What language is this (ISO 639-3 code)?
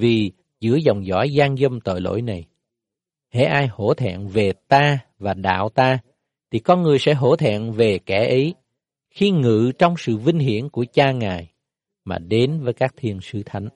vie